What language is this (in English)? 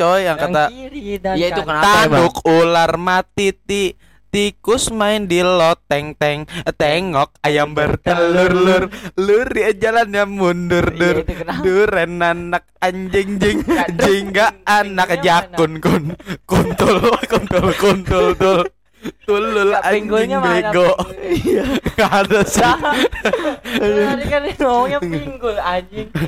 Indonesian